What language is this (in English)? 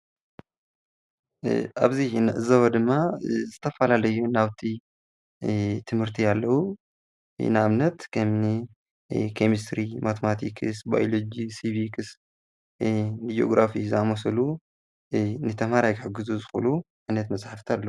Tigrinya